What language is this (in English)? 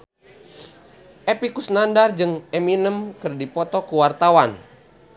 Sundanese